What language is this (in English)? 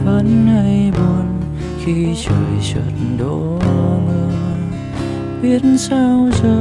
Vietnamese